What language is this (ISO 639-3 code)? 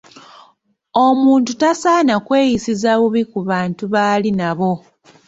lug